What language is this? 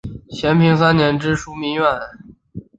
Chinese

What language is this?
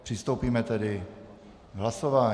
Czech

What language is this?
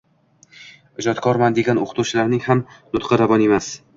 Uzbek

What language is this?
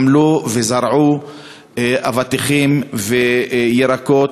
Hebrew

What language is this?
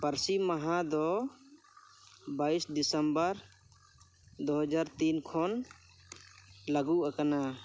Santali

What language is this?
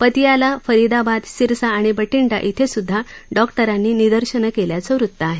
Marathi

